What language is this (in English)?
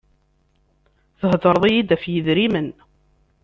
Kabyle